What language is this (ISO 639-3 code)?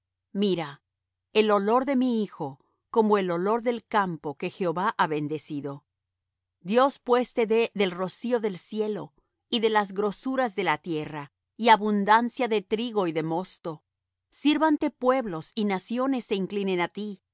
spa